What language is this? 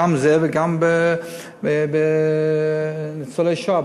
Hebrew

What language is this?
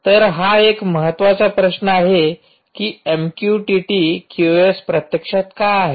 Marathi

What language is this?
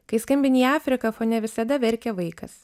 Lithuanian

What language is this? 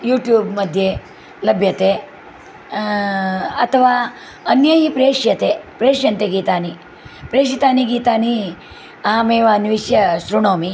Sanskrit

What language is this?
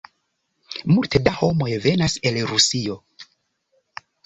Esperanto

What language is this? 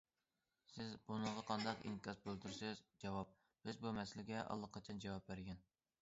Uyghur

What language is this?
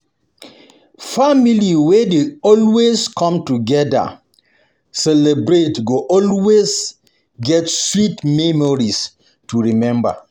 Nigerian Pidgin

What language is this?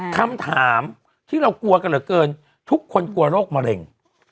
Thai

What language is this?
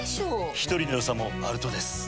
Japanese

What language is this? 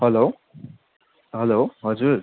Nepali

